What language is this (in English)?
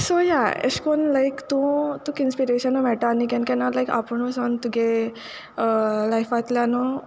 Konkani